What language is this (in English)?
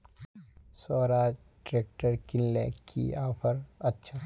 Magahi